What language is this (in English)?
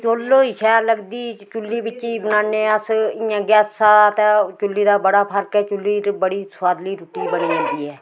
Dogri